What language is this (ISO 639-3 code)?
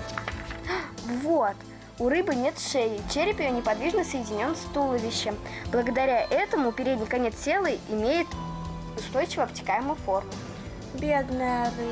rus